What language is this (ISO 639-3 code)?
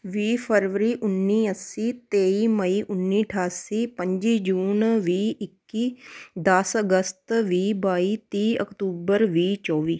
pan